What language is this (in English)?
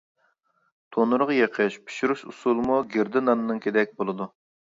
Uyghur